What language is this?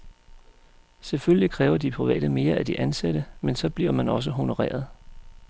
Danish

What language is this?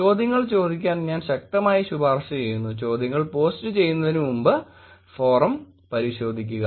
Malayalam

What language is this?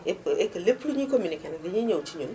Wolof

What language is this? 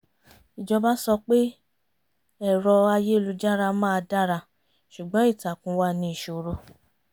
Yoruba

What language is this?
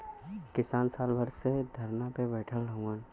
Bhojpuri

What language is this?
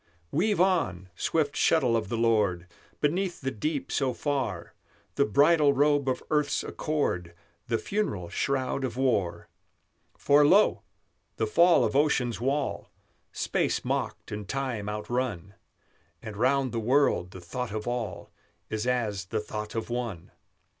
English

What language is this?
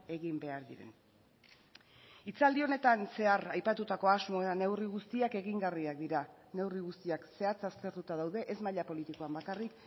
Basque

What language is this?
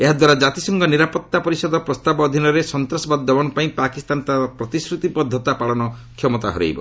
Odia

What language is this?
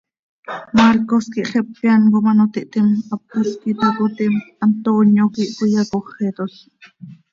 Seri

